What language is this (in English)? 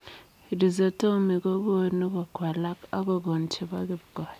Kalenjin